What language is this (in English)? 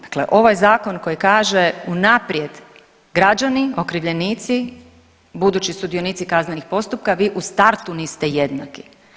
Croatian